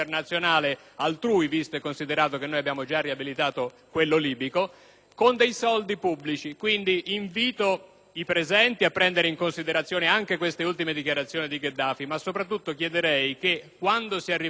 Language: Italian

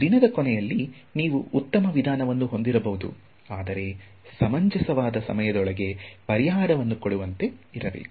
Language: Kannada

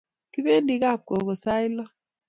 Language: Kalenjin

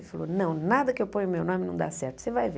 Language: Portuguese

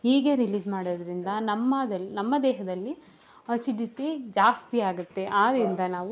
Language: Kannada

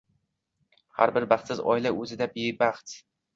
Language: Uzbek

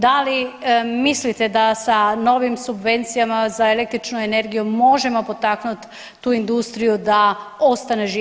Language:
Croatian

